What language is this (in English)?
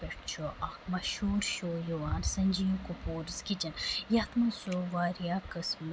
Kashmiri